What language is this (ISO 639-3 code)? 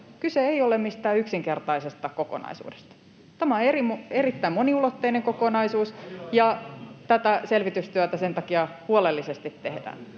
fin